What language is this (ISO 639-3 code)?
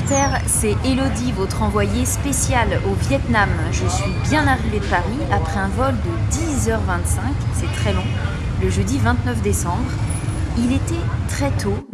fra